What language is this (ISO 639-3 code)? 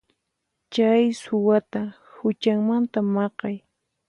qxp